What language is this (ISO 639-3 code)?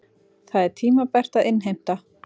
isl